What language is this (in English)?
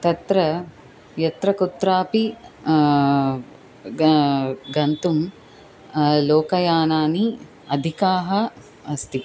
Sanskrit